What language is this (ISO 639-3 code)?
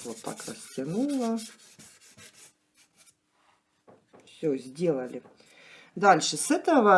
rus